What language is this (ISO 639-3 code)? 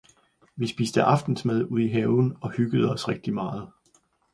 dan